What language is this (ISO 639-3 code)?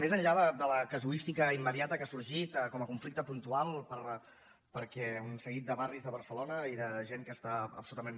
cat